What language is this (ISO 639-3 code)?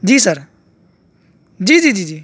urd